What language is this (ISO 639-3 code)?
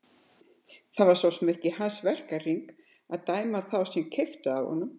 isl